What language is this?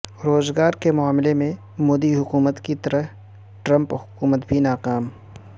Urdu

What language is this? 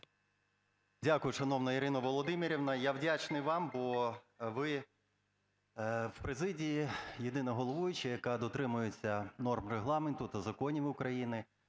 Ukrainian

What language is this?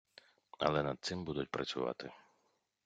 Ukrainian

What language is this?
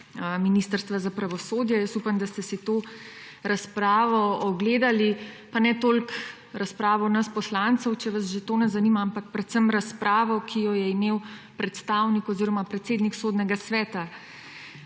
Slovenian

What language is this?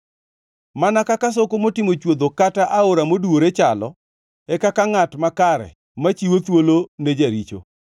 Luo (Kenya and Tanzania)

